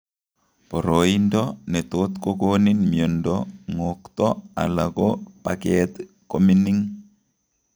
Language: Kalenjin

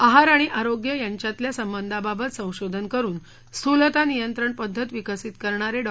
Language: Marathi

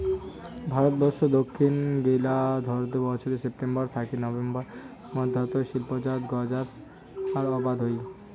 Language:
Bangla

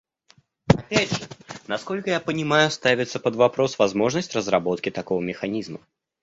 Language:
Russian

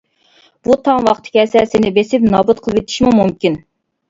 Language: Uyghur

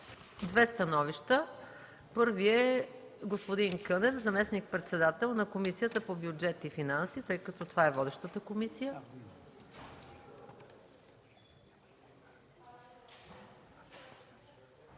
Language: Bulgarian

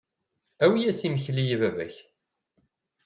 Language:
Kabyle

